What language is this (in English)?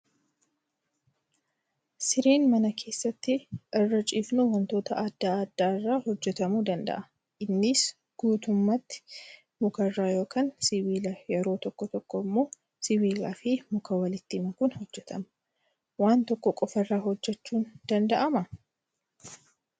Oromo